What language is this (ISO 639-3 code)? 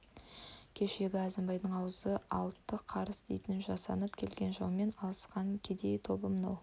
kaz